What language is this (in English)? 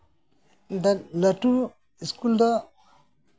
Santali